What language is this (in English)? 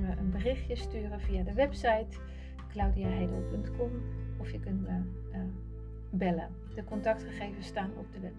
Dutch